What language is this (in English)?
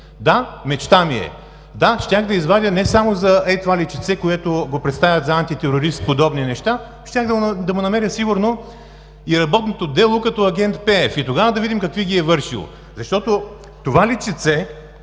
Bulgarian